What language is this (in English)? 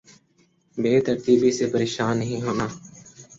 Urdu